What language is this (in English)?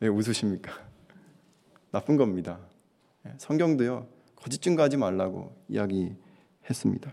Korean